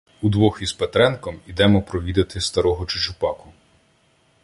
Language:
Ukrainian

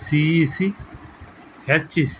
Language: Telugu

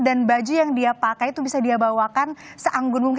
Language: Indonesian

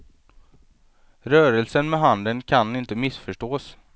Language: Swedish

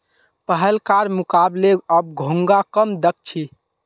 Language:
Magahi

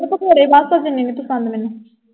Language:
Punjabi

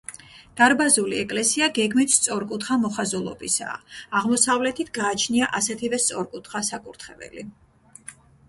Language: Georgian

